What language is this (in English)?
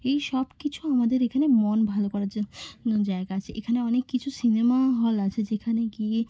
Bangla